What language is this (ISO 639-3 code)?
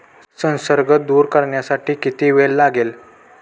mar